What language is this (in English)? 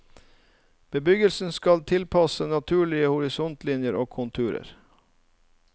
Norwegian